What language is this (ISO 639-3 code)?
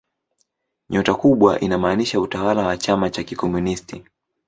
swa